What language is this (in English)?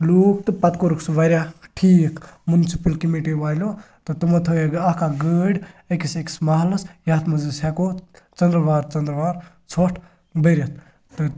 Kashmiri